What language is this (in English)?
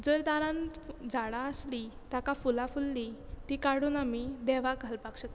Konkani